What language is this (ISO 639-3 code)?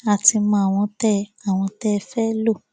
yor